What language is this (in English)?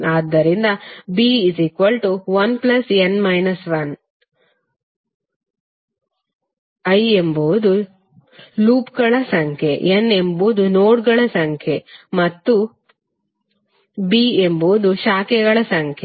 Kannada